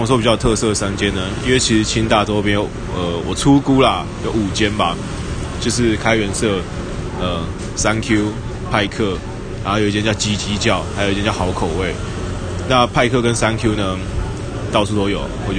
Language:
Chinese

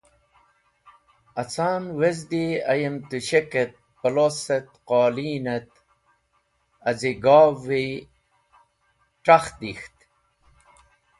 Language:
Wakhi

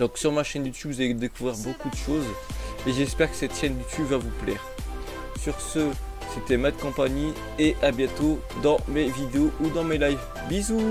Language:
French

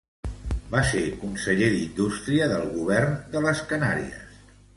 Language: Catalan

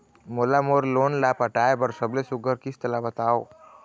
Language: Chhattisgarhi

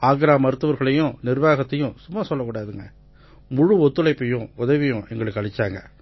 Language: Tamil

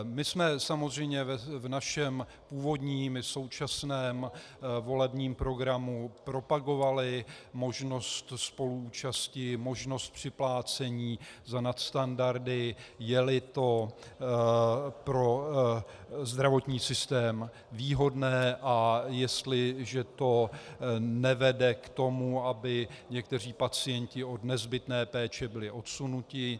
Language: Czech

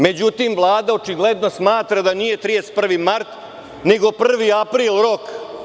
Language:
Serbian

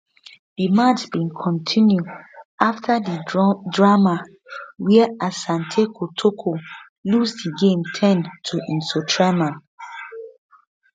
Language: Nigerian Pidgin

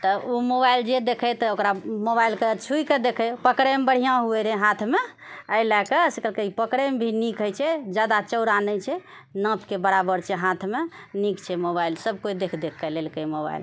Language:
Maithili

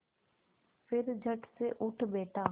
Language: Hindi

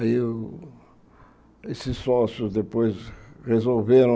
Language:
Portuguese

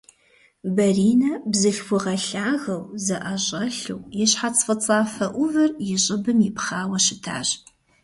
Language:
Kabardian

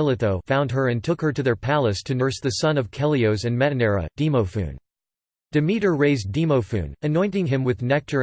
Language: English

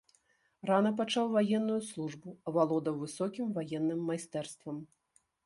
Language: Belarusian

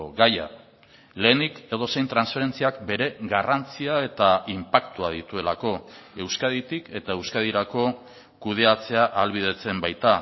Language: Basque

